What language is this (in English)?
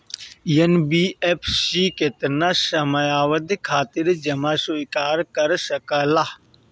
Bhojpuri